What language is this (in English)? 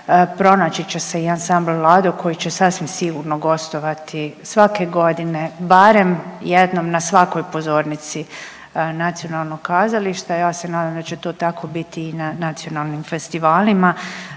Croatian